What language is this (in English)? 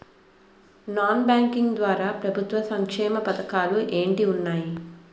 Telugu